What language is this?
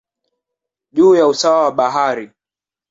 Swahili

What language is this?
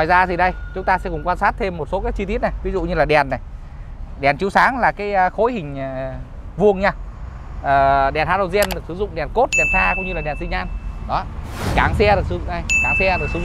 Vietnamese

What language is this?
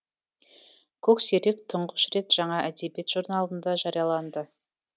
Kazakh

